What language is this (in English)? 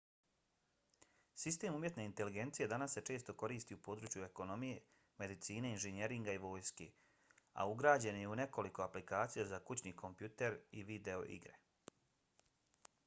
Bosnian